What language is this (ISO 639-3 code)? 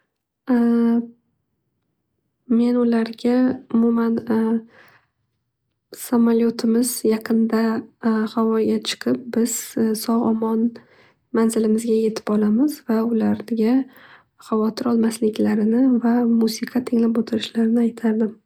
uzb